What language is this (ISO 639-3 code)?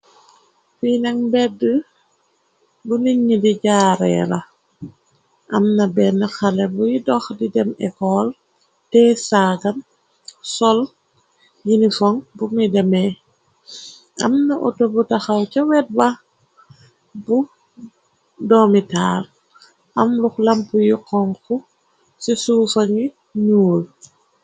wol